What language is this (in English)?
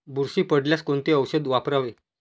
Marathi